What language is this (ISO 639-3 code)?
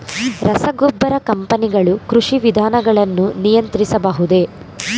kan